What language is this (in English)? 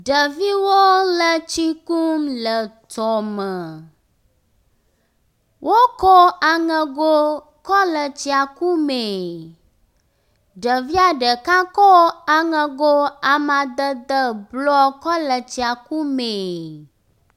Ewe